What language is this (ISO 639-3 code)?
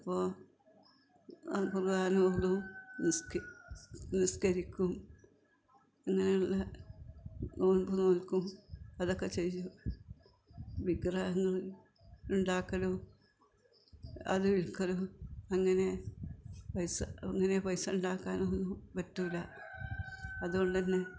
mal